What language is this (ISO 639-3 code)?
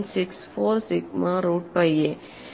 mal